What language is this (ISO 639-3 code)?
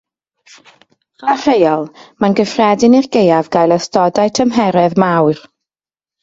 cym